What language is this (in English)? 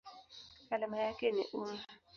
Swahili